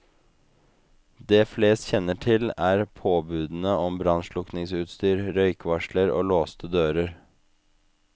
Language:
Norwegian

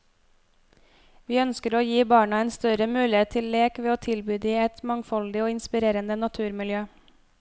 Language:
Norwegian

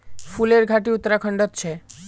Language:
Magahi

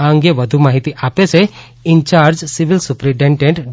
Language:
Gujarati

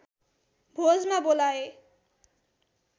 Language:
Nepali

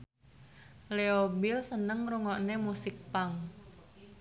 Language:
Javanese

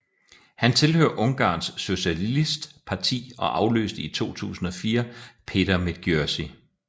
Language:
Danish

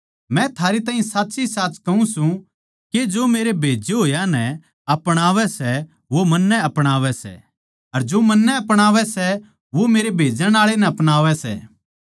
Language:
Haryanvi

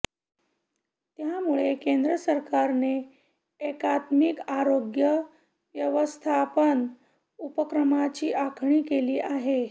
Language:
Marathi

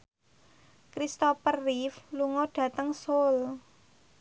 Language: Javanese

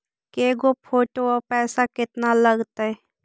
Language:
Magahi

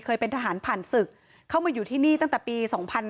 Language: Thai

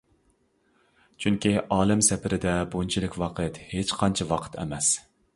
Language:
Uyghur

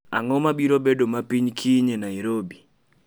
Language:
Luo (Kenya and Tanzania)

